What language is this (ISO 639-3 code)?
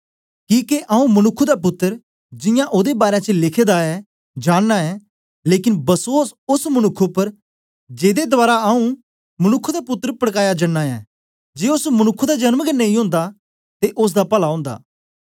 doi